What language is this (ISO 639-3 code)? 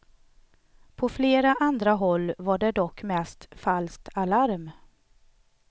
swe